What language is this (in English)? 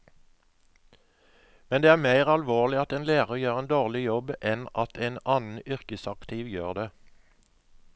Norwegian